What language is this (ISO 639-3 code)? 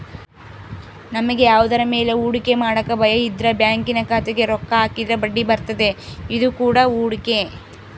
kan